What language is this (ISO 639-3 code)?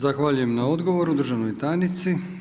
hrv